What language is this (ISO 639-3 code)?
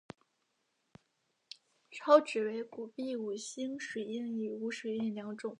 zho